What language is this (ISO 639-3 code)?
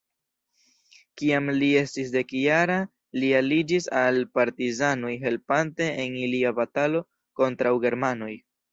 epo